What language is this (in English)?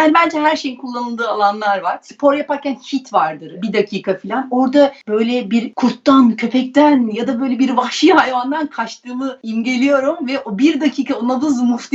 Turkish